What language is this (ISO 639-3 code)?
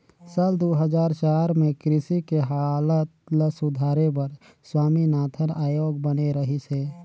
hne